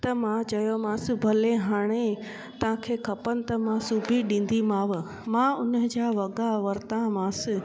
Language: Sindhi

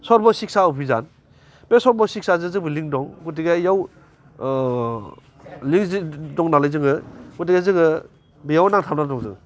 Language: Bodo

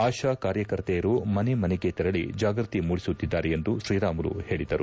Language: Kannada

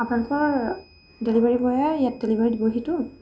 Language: Assamese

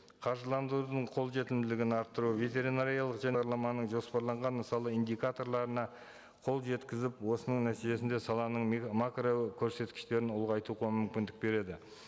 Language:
Kazakh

